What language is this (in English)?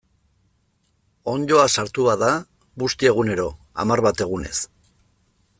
Basque